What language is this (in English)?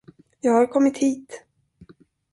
Swedish